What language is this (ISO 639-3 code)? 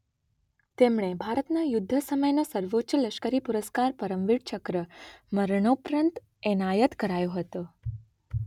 guj